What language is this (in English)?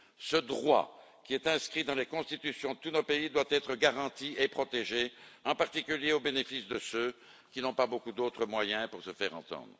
French